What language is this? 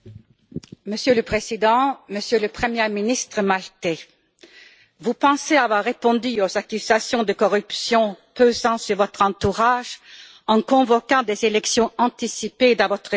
French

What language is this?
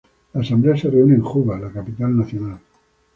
Spanish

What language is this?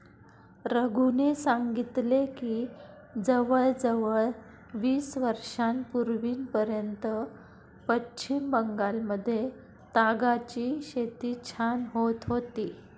Marathi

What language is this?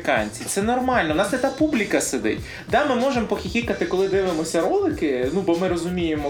Ukrainian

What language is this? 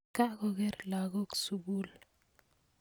Kalenjin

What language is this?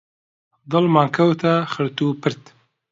Central Kurdish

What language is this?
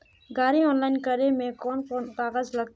Magahi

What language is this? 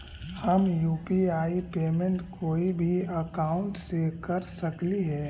Magahi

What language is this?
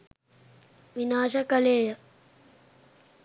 Sinhala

